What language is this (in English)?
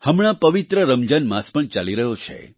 Gujarati